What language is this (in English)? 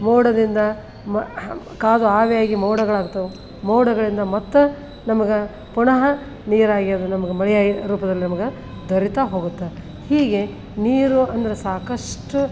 Kannada